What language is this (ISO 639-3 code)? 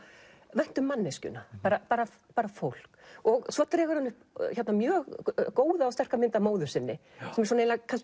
isl